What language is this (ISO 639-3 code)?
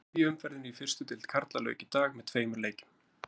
isl